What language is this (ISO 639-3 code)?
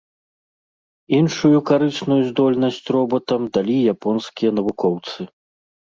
bel